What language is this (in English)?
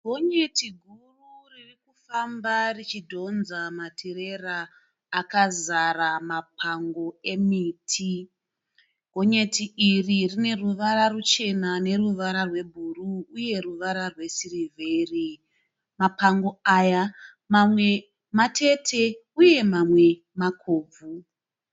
Shona